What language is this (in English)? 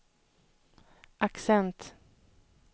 Swedish